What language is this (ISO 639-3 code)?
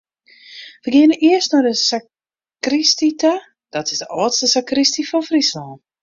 fry